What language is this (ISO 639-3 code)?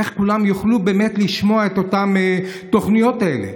heb